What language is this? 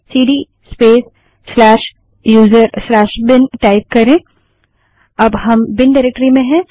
Hindi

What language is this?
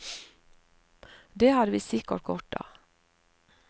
Norwegian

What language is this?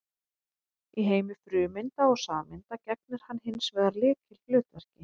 Icelandic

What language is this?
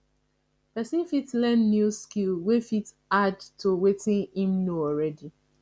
Nigerian Pidgin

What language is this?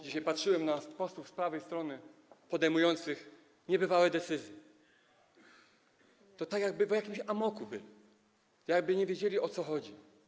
Polish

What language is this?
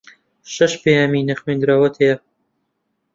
Central Kurdish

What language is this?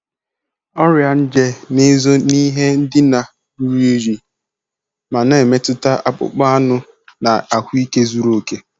Igbo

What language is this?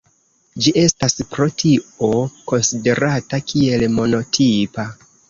Esperanto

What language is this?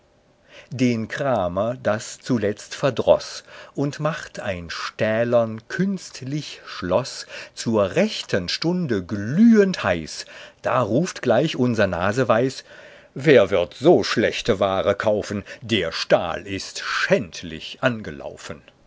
German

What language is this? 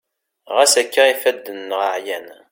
Kabyle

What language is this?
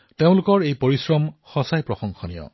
Assamese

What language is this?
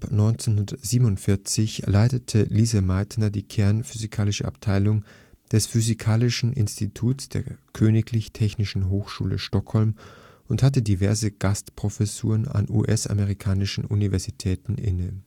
German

